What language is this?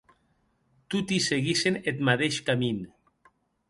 Occitan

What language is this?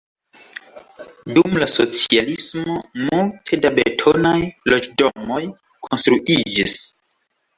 Esperanto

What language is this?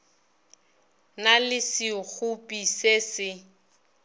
Northern Sotho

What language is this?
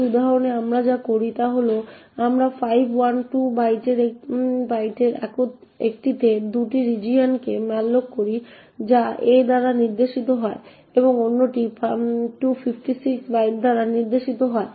Bangla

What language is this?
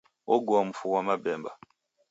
Taita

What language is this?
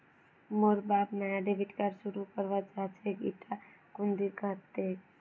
Magahi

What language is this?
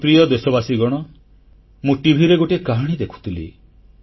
Odia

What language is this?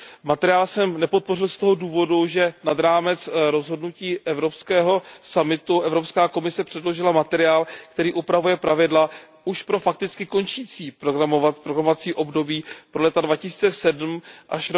Czech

